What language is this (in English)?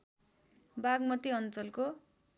Nepali